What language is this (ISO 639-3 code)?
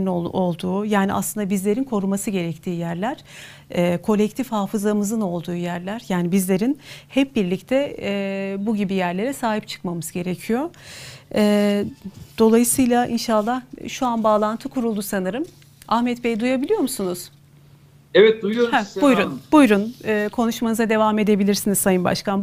tur